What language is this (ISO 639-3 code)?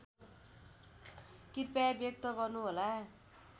nep